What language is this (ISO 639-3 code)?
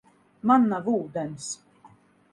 lav